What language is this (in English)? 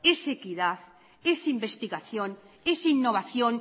Spanish